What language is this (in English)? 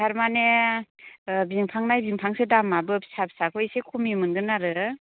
Bodo